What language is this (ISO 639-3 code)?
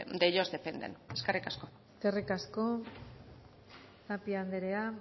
eus